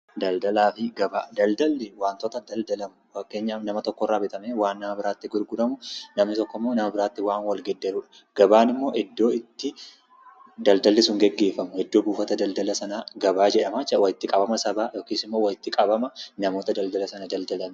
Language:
Oromo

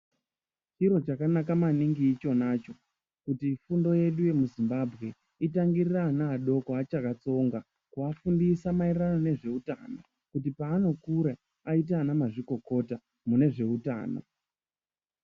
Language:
Ndau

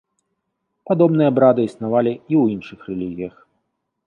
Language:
Belarusian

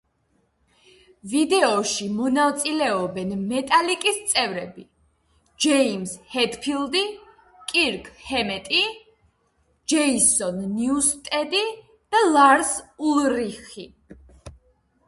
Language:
Georgian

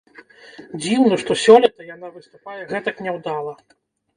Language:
Belarusian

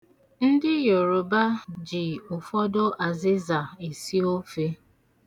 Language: Igbo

